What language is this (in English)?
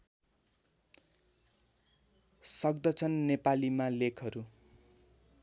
Nepali